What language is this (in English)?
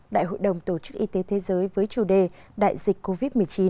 Vietnamese